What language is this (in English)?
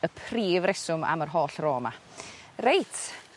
Welsh